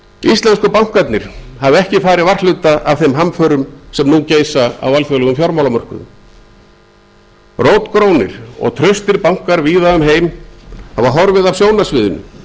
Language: Icelandic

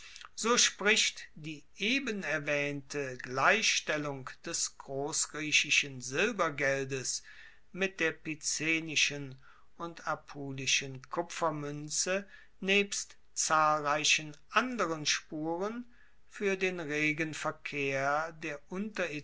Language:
German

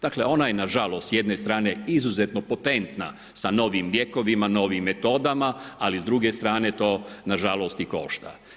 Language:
Croatian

